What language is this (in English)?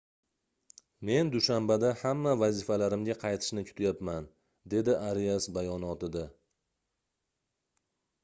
Uzbek